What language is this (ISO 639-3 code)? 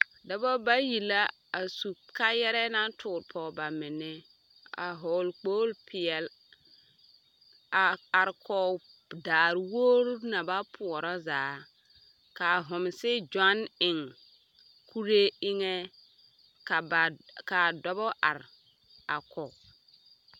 dga